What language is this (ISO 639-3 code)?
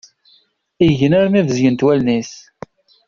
kab